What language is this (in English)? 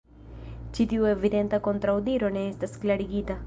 Esperanto